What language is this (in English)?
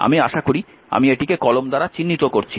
Bangla